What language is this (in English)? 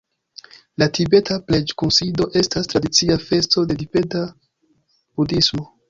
Esperanto